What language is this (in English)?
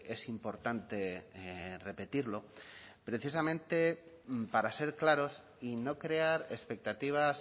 Spanish